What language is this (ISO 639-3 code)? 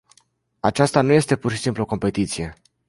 ron